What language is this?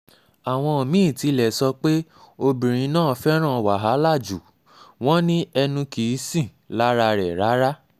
Yoruba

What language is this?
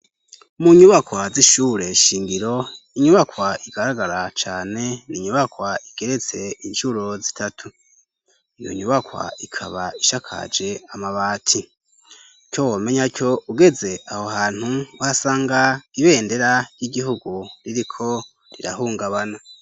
Rundi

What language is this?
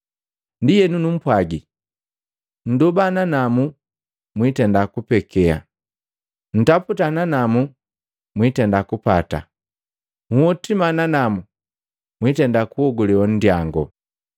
Matengo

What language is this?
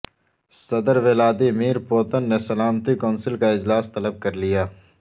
Urdu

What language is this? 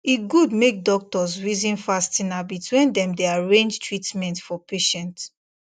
Nigerian Pidgin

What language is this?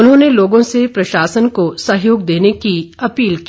Hindi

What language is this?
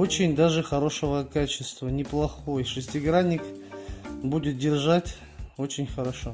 Russian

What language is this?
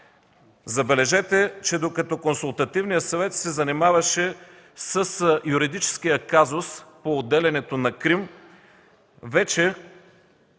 Bulgarian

